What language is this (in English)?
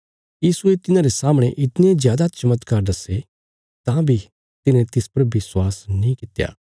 Bilaspuri